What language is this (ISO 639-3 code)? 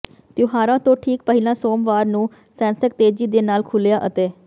pan